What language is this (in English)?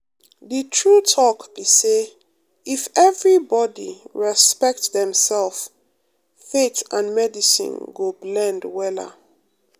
Nigerian Pidgin